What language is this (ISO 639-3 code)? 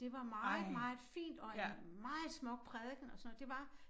dan